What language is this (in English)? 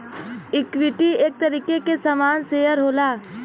Bhojpuri